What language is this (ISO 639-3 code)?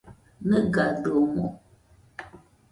hux